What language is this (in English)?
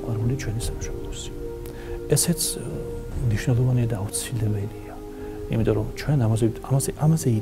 German